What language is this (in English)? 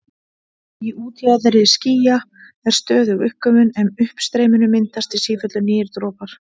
Icelandic